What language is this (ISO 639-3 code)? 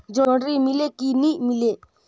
hne